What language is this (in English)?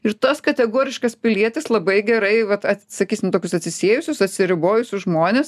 Lithuanian